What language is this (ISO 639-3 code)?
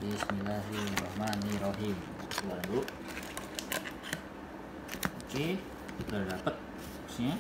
ind